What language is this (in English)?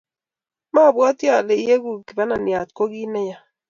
Kalenjin